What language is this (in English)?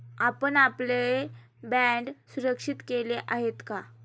Marathi